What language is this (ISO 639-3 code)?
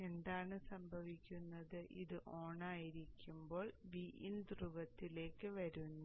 mal